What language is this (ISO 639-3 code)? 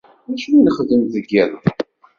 kab